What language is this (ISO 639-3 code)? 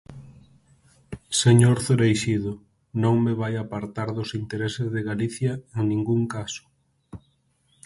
glg